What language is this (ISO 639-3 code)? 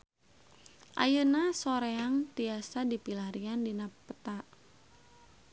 sun